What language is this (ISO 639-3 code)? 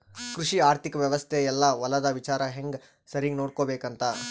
kan